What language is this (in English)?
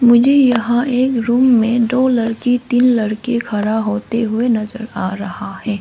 Hindi